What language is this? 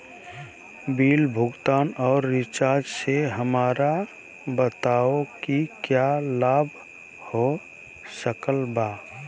Magahi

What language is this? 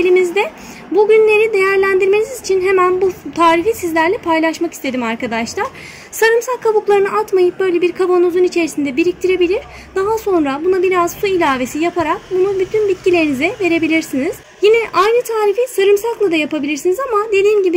Turkish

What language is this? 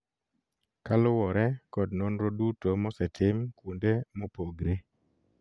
Luo (Kenya and Tanzania)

